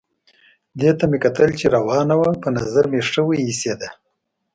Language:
Pashto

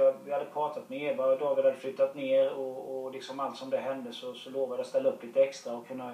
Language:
Swedish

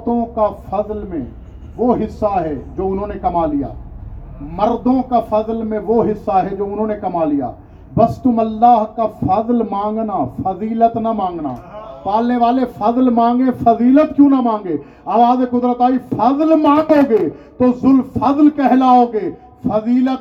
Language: Urdu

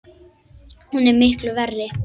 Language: Icelandic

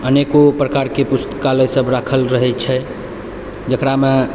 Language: Maithili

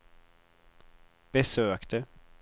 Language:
Swedish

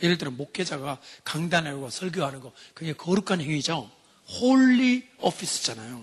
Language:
Korean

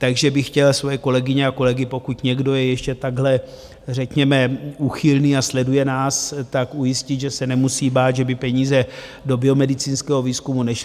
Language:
Czech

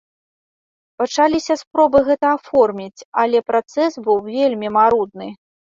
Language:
Belarusian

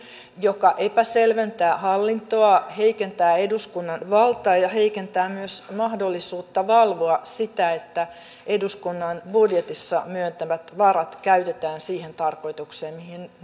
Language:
Finnish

